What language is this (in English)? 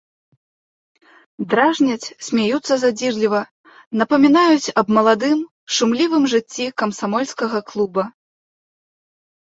Belarusian